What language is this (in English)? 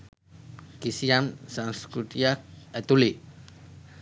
Sinhala